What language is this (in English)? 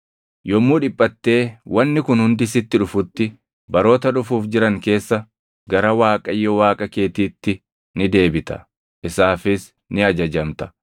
Oromo